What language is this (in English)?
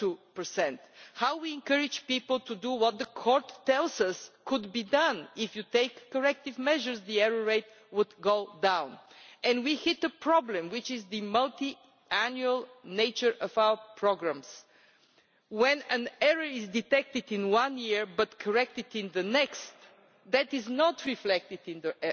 English